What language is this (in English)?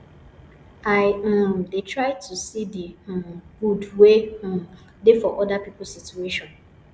Nigerian Pidgin